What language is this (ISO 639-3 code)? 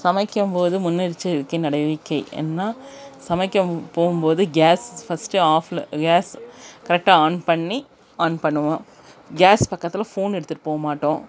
tam